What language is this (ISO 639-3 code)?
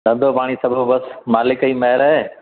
snd